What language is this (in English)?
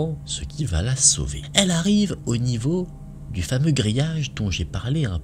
French